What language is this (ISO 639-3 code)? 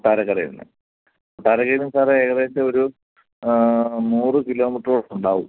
mal